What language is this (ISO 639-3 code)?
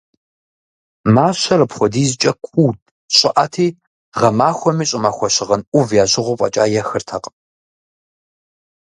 kbd